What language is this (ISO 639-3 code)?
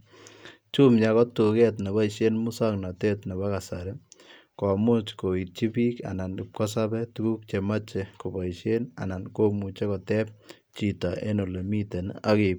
kln